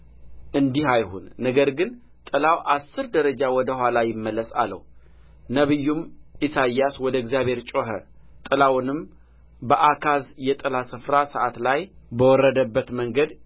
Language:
Amharic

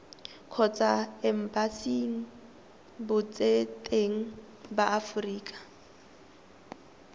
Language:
Tswana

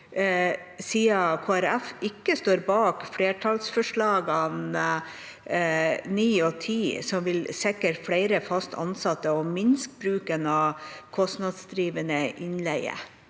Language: Norwegian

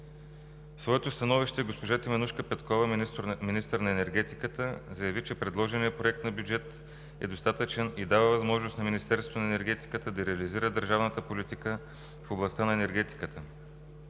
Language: Bulgarian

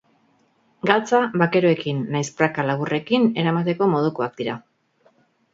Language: Basque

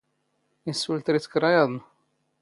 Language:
Standard Moroccan Tamazight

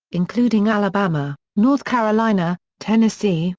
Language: English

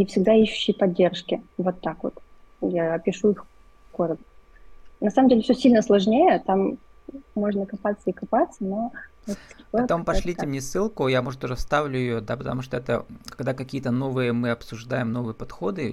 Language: Russian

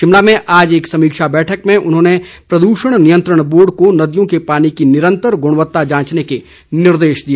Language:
Hindi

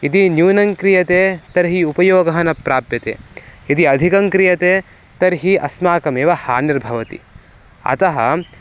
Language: Sanskrit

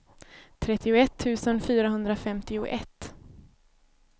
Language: Swedish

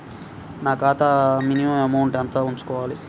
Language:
Telugu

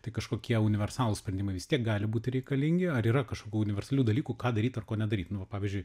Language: Lithuanian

